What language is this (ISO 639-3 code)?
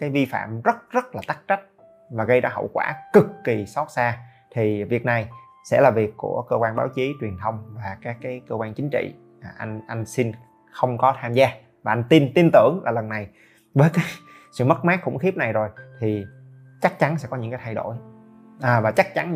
vie